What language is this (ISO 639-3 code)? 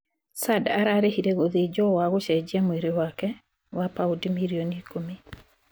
kik